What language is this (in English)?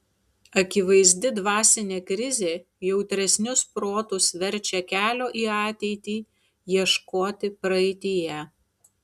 Lithuanian